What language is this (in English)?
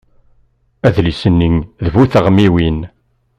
Kabyle